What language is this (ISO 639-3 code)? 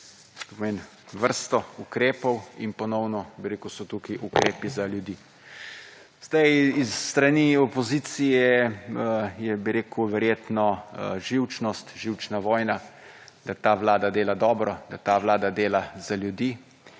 slv